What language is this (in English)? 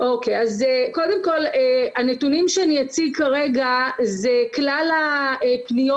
Hebrew